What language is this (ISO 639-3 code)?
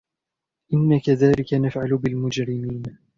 ara